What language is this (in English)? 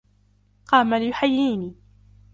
Arabic